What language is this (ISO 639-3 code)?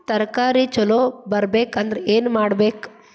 kan